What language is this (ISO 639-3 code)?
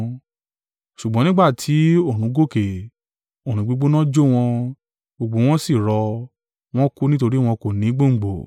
yor